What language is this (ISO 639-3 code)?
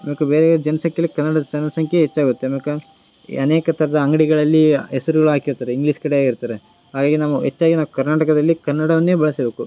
kan